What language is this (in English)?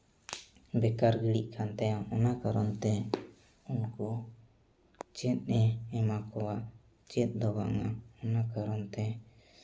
Santali